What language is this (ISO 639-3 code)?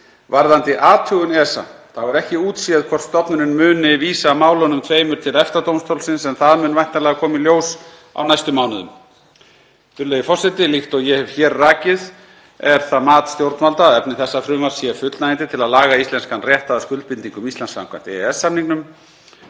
isl